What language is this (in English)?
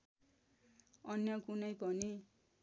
Nepali